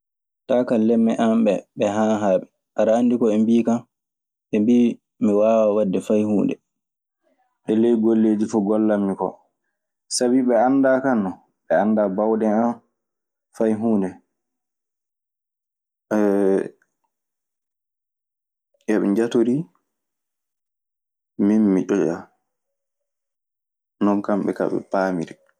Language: Maasina Fulfulde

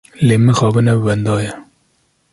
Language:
Kurdish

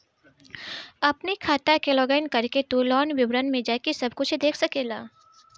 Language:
Bhojpuri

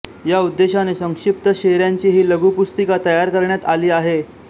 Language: Marathi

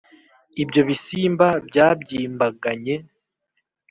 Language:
Kinyarwanda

